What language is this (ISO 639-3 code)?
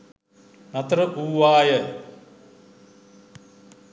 sin